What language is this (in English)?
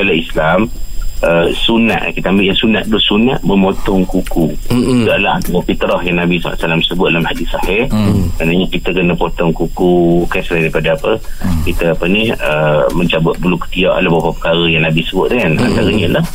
Malay